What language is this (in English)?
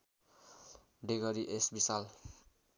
Nepali